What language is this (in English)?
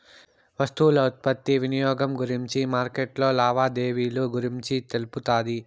Telugu